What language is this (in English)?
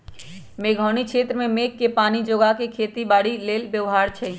Magahi